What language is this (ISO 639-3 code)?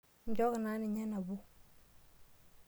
mas